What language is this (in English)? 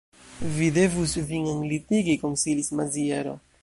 Esperanto